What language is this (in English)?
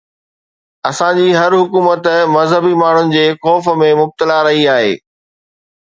Sindhi